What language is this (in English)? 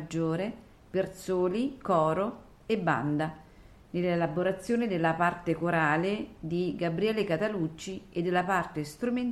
Italian